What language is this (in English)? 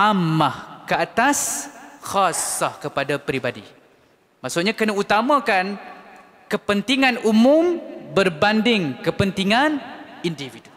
Malay